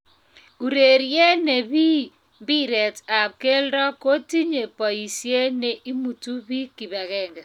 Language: Kalenjin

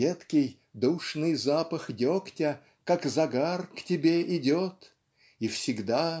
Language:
Russian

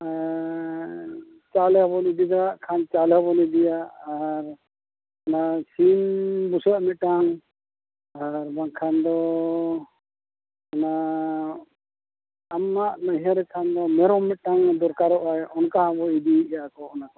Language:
Santali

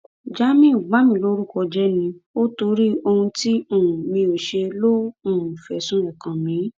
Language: Yoruba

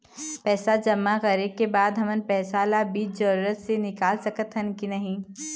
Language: Chhattisgarhi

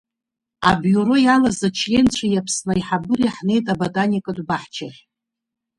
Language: Abkhazian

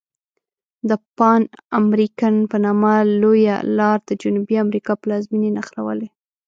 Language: Pashto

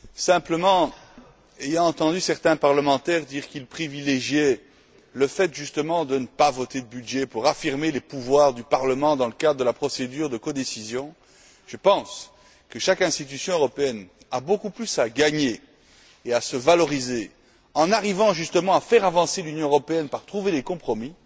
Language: French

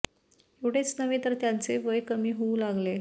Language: Marathi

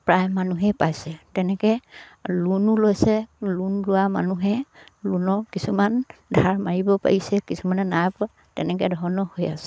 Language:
Assamese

